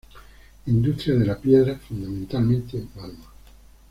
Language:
Spanish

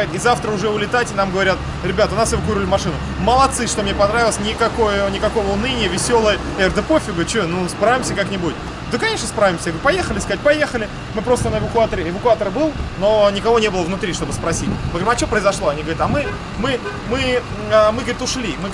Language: Russian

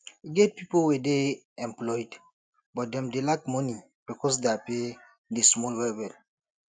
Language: Nigerian Pidgin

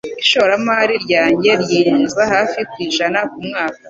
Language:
Kinyarwanda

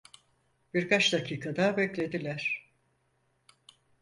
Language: Turkish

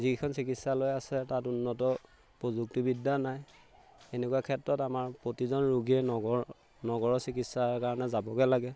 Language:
Assamese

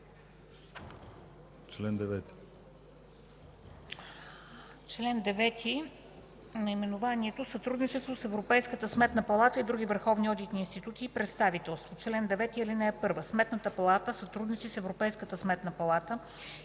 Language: Bulgarian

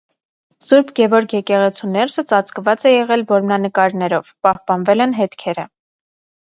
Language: Armenian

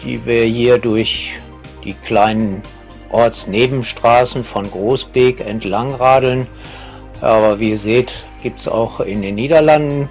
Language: German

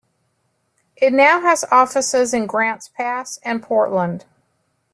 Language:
English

